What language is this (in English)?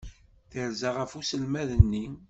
Kabyle